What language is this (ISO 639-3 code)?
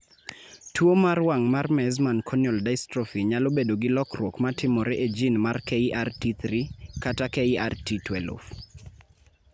luo